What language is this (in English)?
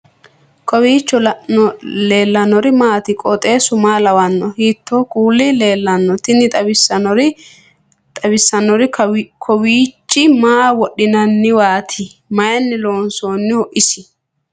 Sidamo